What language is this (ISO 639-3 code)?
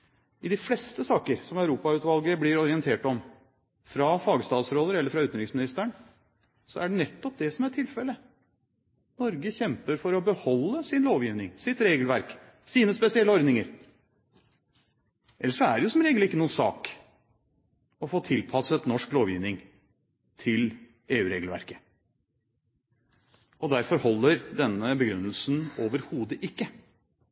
nob